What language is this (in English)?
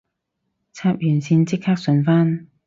Cantonese